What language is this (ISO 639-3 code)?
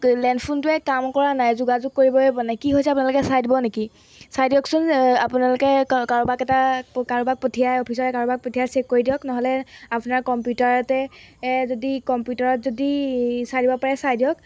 asm